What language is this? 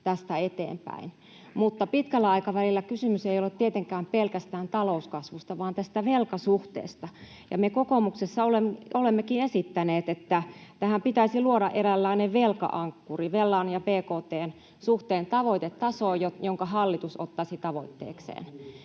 Finnish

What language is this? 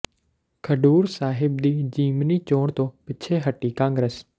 Punjabi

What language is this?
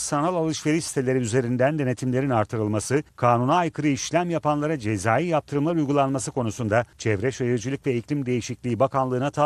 Turkish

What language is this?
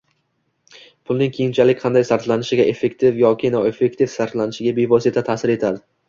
Uzbek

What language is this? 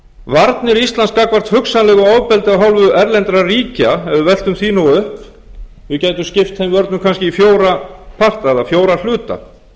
Icelandic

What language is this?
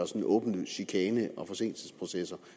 Danish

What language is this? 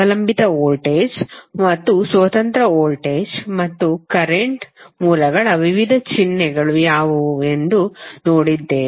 Kannada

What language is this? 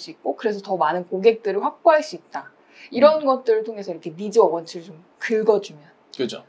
Korean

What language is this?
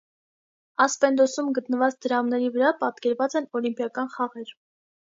Armenian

